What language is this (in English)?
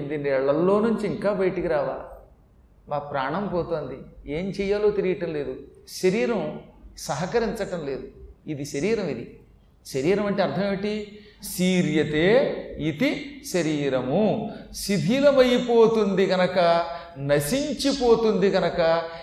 Telugu